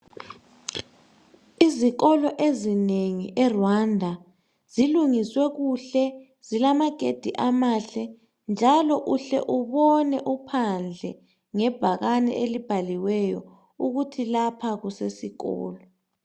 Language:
North Ndebele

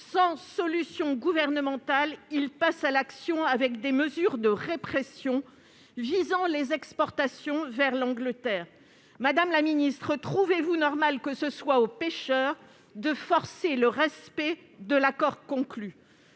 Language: French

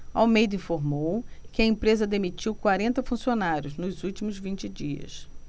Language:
Portuguese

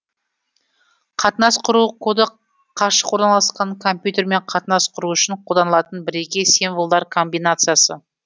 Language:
Kazakh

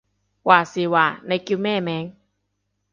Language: Cantonese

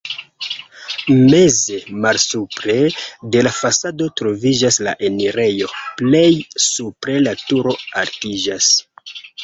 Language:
Esperanto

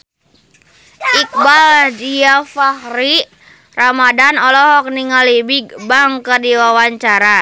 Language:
Sundanese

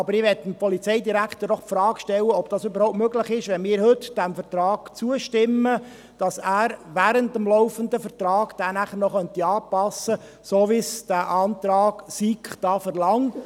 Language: Swiss German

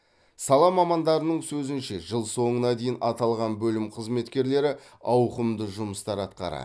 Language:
Kazakh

